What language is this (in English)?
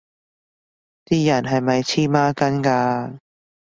Cantonese